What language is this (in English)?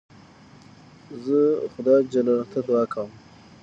Pashto